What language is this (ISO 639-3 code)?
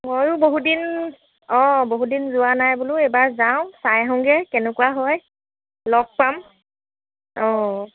asm